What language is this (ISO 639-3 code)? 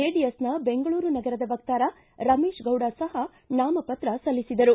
kan